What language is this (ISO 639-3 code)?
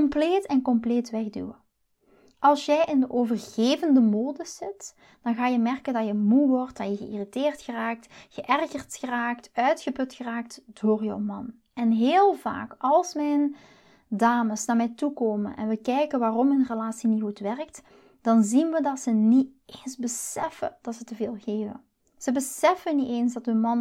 nld